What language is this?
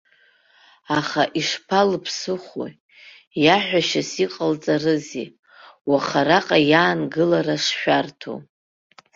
Abkhazian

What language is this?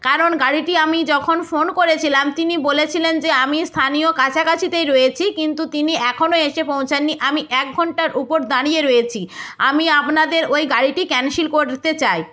Bangla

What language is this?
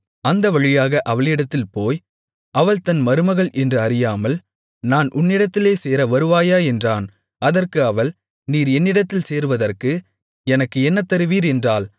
Tamil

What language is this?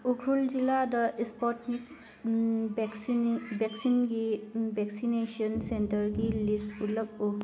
Manipuri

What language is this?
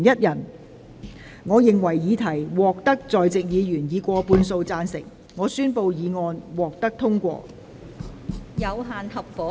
Cantonese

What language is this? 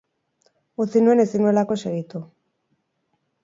Basque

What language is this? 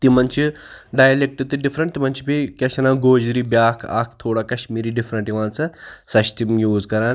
Kashmiri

